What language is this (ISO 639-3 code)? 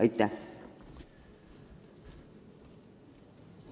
est